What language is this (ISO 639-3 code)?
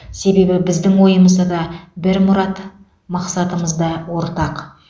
kaz